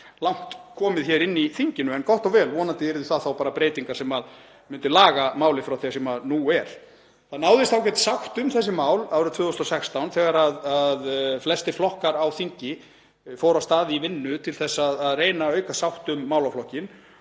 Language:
Icelandic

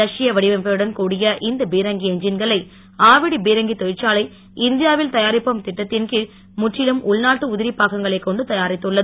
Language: Tamil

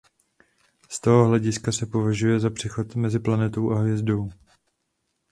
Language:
Czech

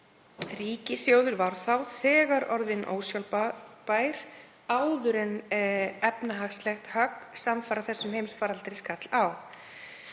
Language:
Icelandic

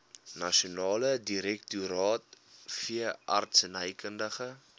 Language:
Afrikaans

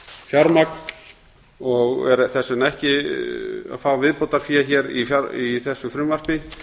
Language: Icelandic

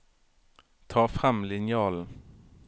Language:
Norwegian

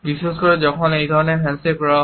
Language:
Bangla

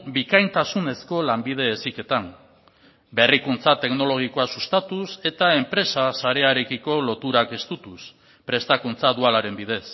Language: Basque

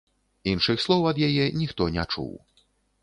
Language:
Belarusian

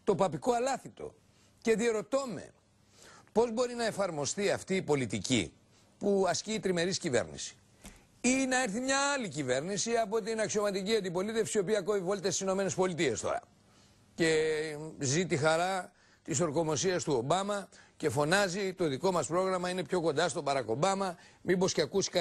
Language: Greek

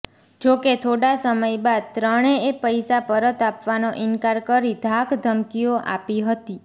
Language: Gujarati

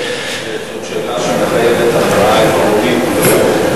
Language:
Hebrew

